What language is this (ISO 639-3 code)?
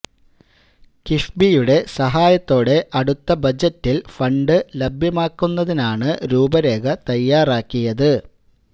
mal